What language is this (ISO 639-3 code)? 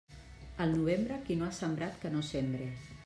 cat